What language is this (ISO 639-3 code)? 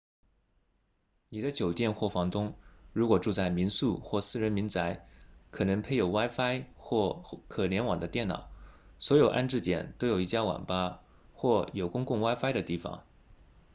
zho